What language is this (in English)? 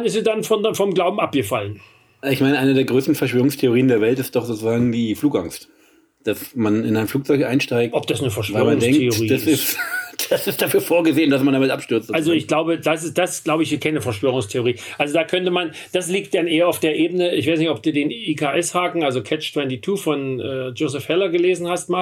German